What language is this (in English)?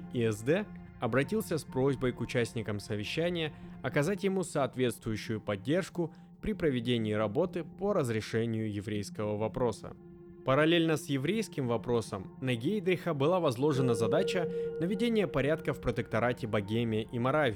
Russian